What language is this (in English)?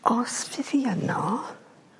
Welsh